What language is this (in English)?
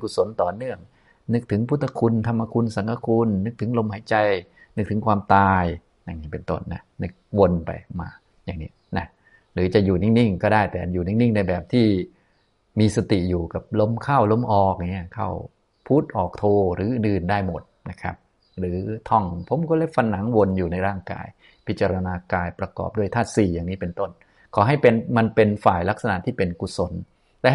Thai